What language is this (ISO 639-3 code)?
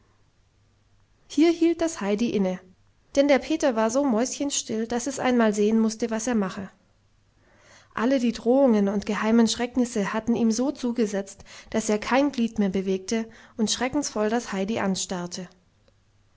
deu